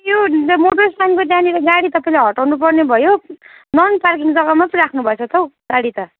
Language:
Nepali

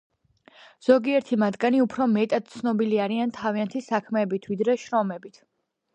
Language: Georgian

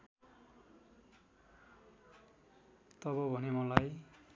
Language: Nepali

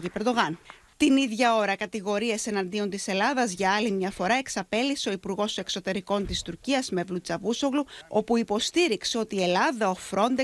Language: Greek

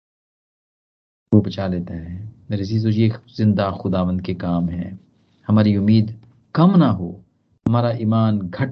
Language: Hindi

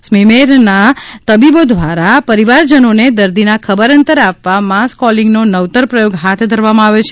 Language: Gujarati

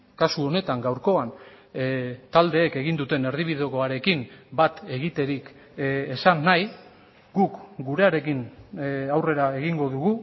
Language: Basque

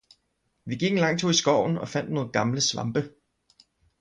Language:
Danish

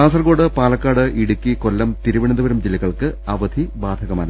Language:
Malayalam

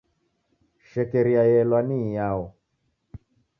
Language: Taita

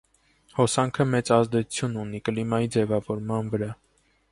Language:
Armenian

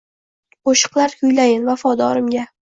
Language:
Uzbek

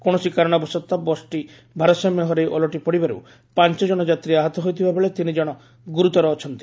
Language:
Odia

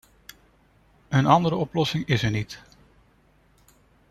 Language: Dutch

